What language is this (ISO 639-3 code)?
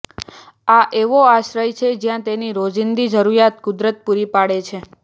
guj